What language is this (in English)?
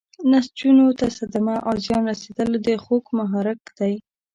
Pashto